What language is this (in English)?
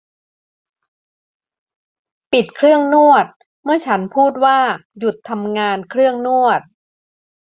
Thai